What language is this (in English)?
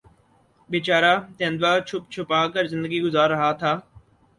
Urdu